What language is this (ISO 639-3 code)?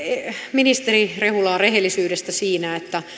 fin